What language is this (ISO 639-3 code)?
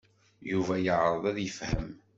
kab